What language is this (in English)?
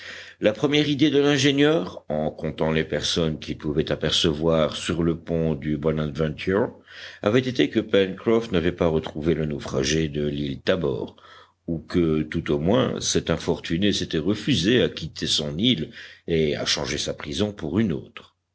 French